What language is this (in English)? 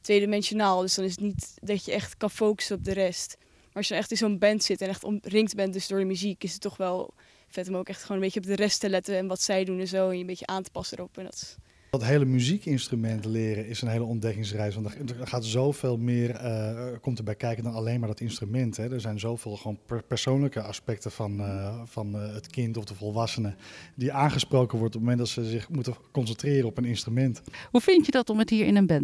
Dutch